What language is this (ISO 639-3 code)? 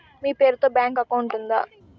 tel